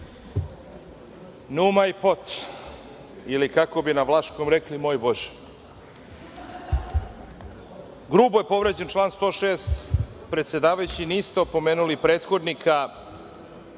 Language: Serbian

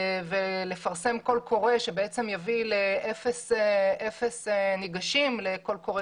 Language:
Hebrew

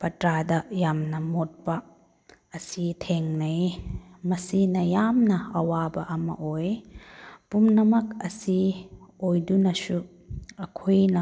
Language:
Manipuri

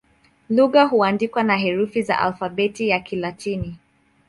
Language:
Swahili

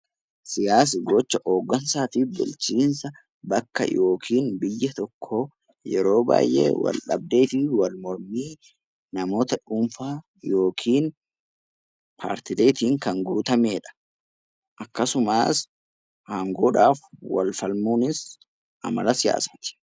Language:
Oromo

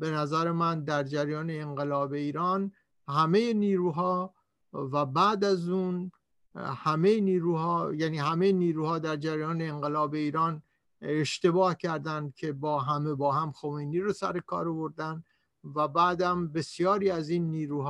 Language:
Persian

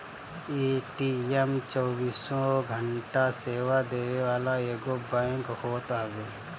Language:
Bhojpuri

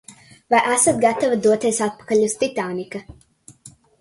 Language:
Latvian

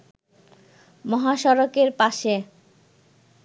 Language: Bangla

